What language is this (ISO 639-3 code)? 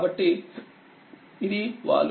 tel